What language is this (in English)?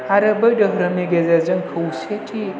Bodo